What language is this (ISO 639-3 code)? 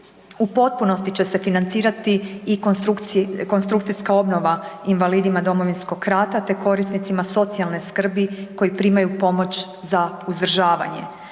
hrv